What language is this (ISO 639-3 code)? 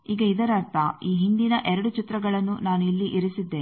kan